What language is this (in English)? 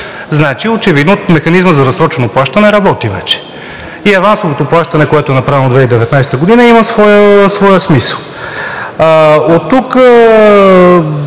Bulgarian